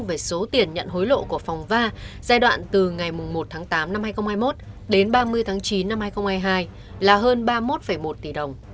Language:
Vietnamese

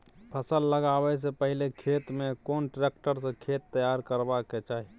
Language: Maithili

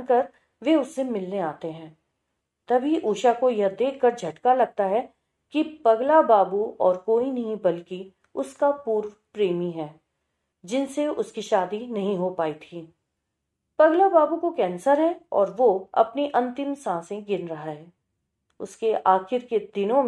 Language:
Hindi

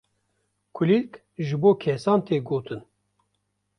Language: Kurdish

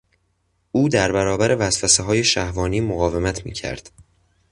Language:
Persian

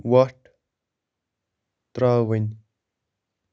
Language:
Kashmiri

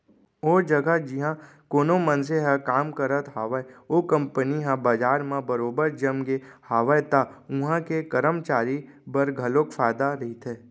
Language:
Chhattisgarhi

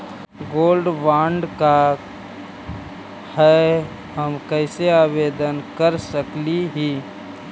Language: Magahi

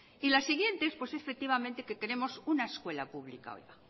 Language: Spanish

